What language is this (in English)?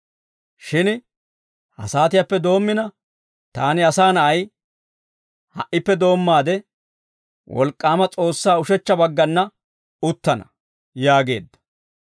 Dawro